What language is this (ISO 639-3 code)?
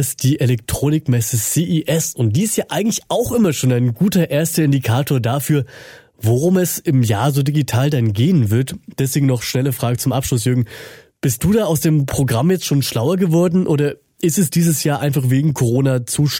deu